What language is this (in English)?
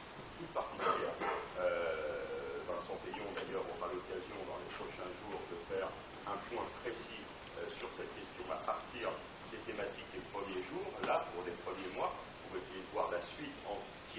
French